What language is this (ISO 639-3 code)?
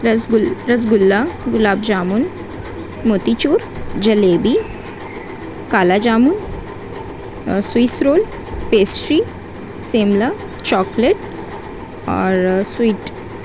urd